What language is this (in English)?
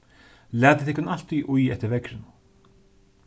Faroese